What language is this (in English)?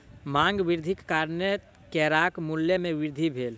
Maithili